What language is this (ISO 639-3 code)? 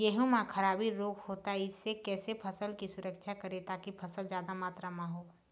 hne